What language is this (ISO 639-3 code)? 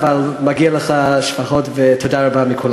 heb